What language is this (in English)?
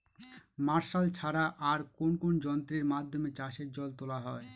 Bangla